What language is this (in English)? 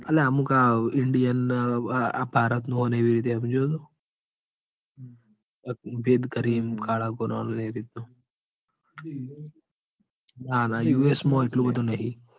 Gujarati